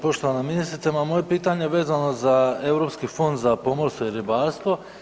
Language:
Croatian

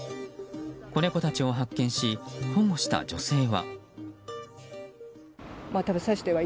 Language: Japanese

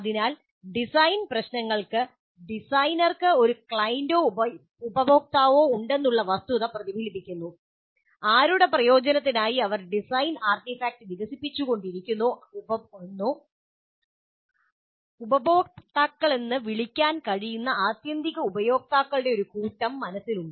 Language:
Malayalam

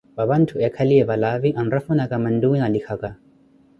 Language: Koti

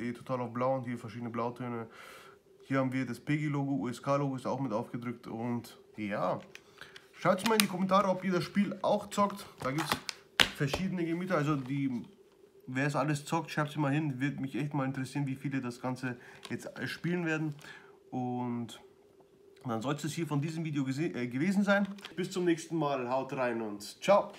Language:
German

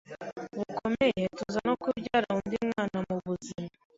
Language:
Kinyarwanda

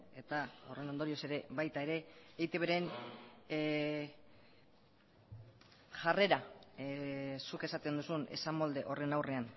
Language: Basque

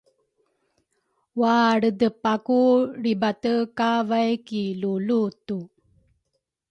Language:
Rukai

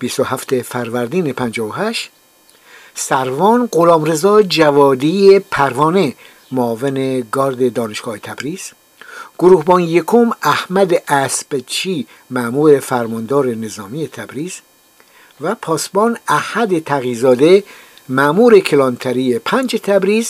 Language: Persian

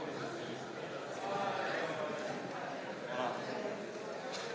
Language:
Slovenian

